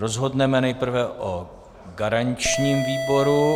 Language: Czech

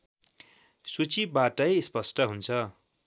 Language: Nepali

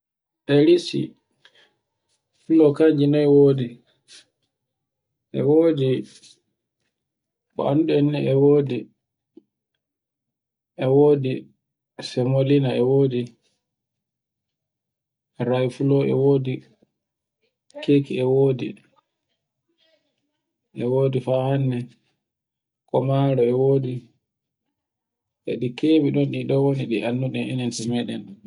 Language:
Borgu Fulfulde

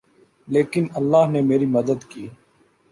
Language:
Urdu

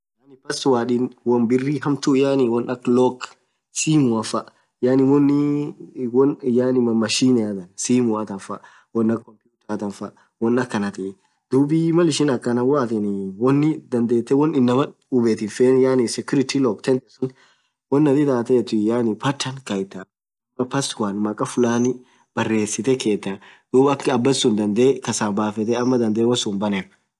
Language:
Orma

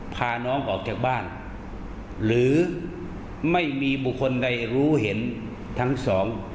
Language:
Thai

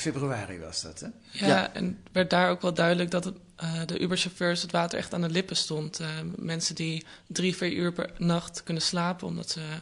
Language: Dutch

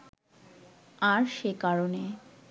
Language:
Bangla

